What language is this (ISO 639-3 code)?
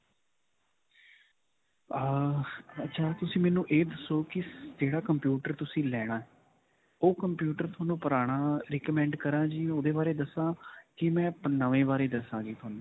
pan